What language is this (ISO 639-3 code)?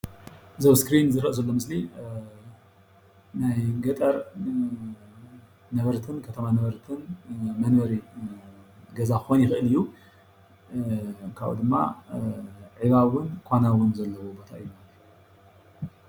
tir